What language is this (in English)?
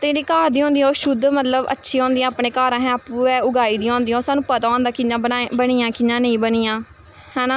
Dogri